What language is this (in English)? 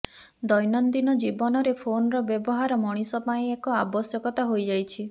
Odia